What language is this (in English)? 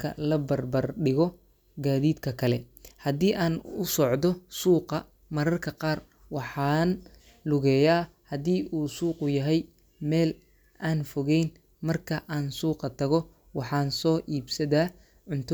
Somali